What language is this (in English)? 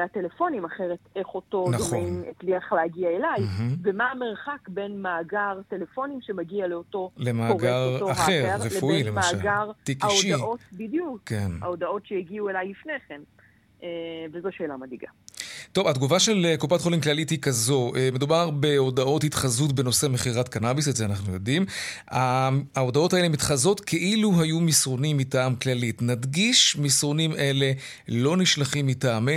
Hebrew